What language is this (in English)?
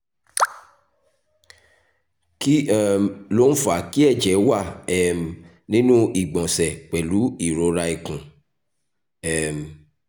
Yoruba